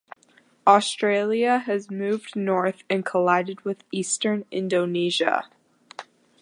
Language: English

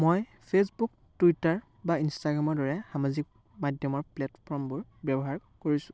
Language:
Assamese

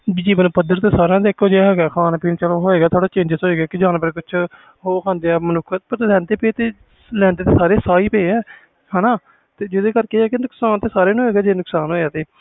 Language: Punjabi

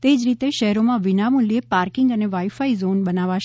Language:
Gujarati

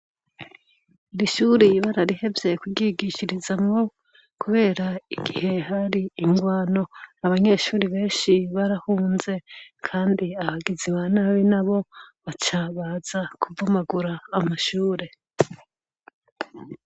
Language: Rundi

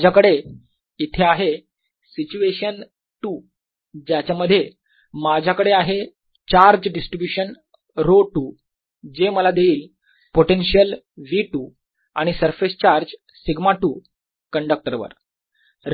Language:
Marathi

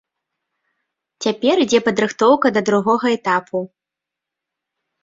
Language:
Belarusian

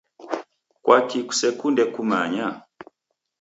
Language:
Taita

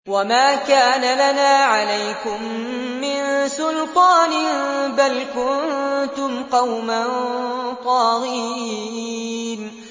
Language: Arabic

